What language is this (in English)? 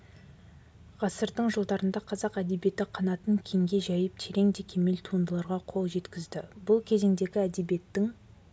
Kazakh